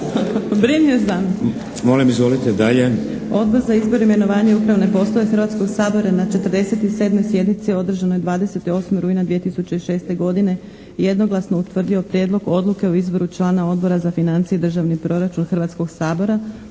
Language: Croatian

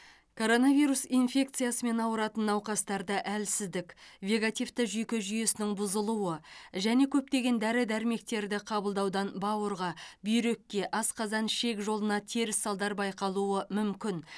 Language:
Kazakh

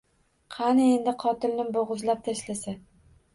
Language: Uzbek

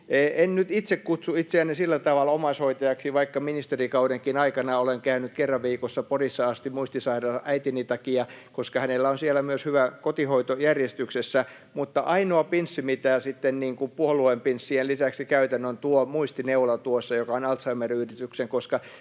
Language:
Finnish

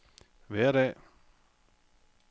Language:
Danish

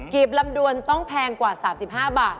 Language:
Thai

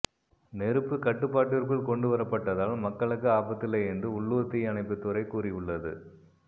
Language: Tamil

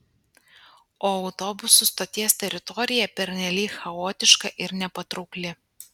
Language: Lithuanian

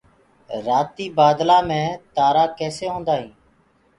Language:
Gurgula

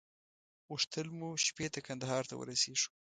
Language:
Pashto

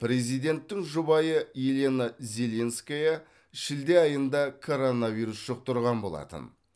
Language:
Kazakh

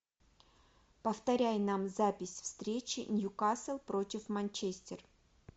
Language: Russian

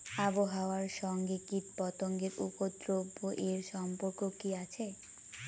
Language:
Bangla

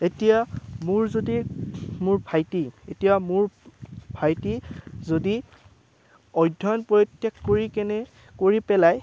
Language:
Assamese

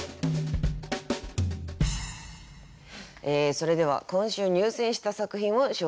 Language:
Japanese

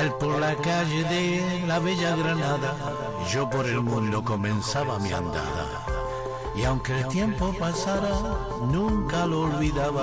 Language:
Spanish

